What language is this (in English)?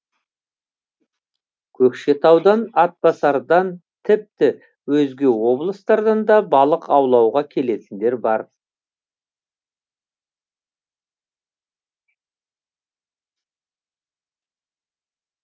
Kazakh